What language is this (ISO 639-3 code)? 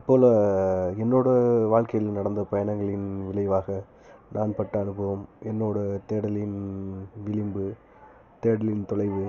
tam